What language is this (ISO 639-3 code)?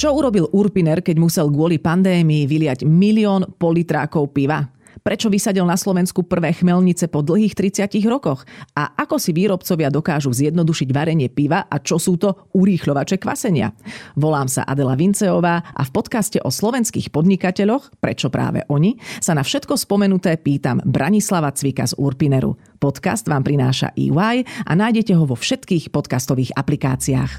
slk